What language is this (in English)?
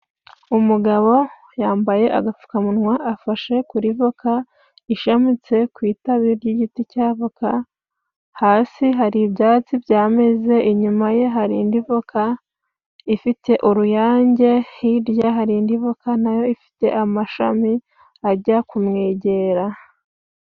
Kinyarwanda